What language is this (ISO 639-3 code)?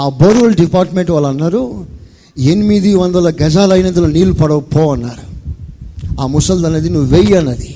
tel